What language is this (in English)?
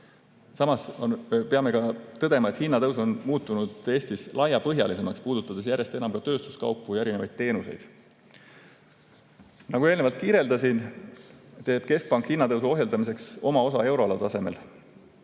Estonian